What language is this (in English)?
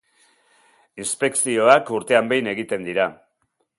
Basque